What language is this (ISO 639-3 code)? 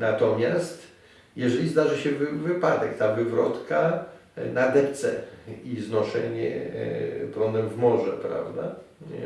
pol